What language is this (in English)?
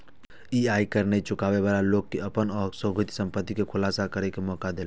Maithili